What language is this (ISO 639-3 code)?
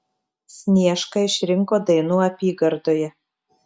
lit